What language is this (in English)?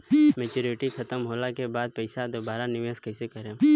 Bhojpuri